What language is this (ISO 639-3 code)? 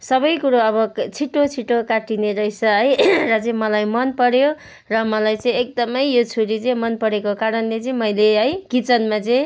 nep